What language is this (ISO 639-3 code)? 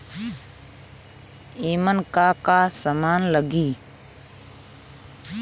bho